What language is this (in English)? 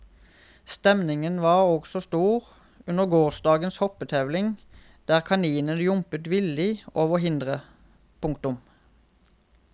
Norwegian